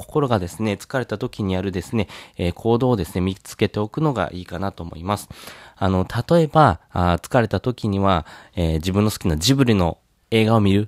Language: Japanese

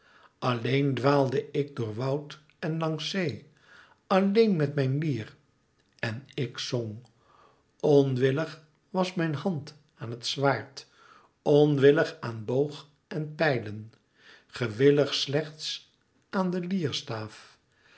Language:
Dutch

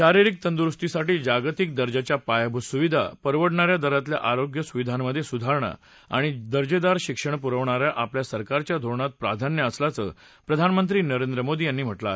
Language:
Marathi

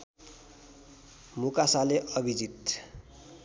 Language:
Nepali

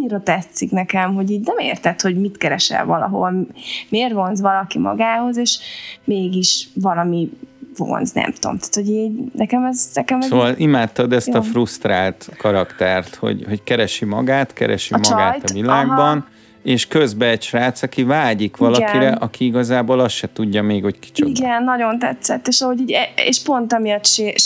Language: Hungarian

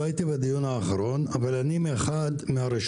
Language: Hebrew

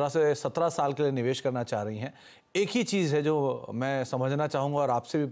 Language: Hindi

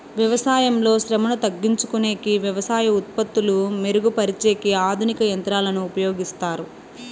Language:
Telugu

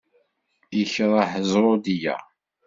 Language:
Kabyle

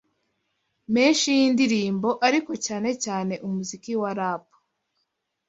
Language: Kinyarwanda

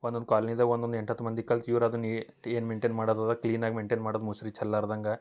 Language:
Kannada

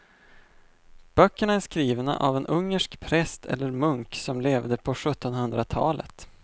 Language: Swedish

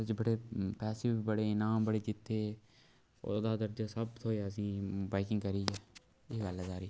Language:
Dogri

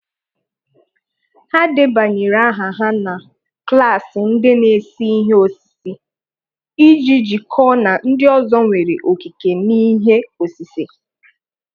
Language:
Igbo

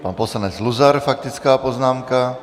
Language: Czech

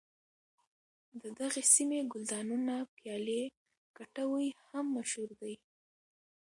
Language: Pashto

